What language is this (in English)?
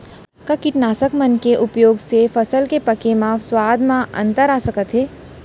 Chhattisgarhi